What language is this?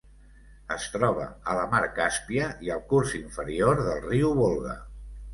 Catalan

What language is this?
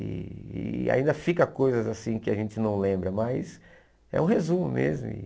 Portuguese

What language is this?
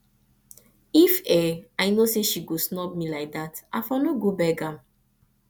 Nigerian Pidgin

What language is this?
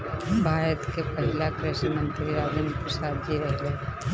Bhojpuri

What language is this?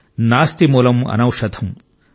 Telugu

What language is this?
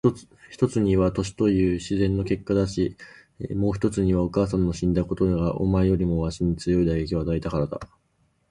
Japanese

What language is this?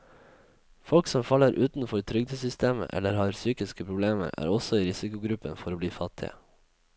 Norwegian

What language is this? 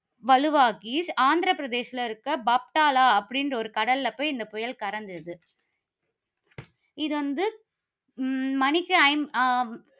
Tamil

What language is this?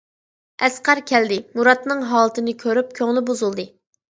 Uyghur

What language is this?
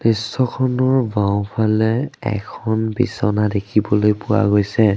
Assamese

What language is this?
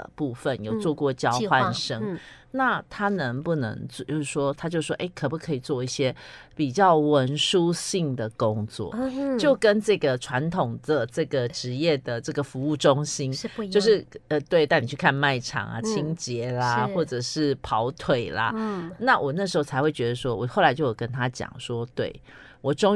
Chinese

